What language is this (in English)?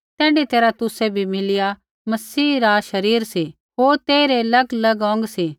Kullu Pahari